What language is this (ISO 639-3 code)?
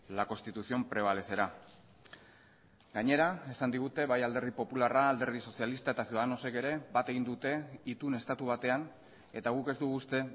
eus